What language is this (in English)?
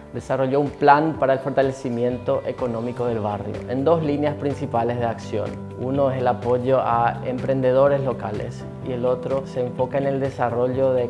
Spanish